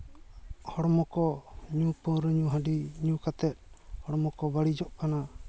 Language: Santali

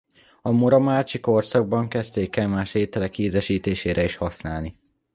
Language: Hungarian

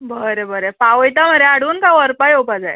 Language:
Konkani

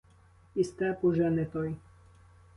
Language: Ukrainian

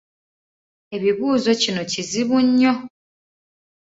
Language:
Ganda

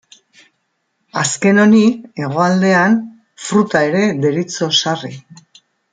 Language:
Basque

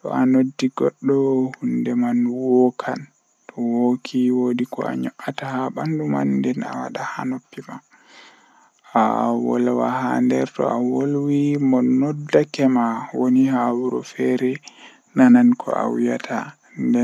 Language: Western Niger Fulfulde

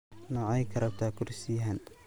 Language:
Somali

